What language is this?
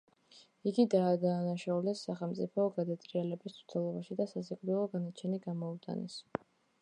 Georgian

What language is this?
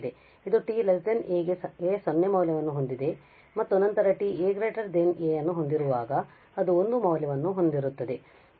Kannada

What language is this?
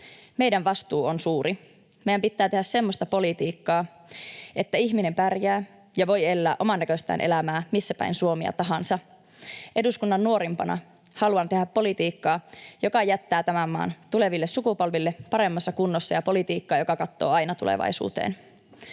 Finnish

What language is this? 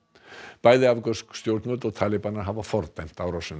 Icelandic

